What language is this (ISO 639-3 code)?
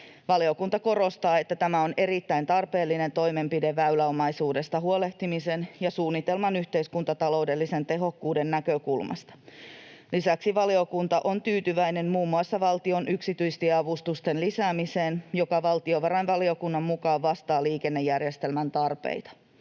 fin